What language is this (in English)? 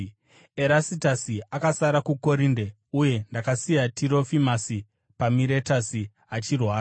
Shona